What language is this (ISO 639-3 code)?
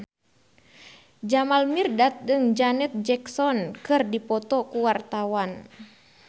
sun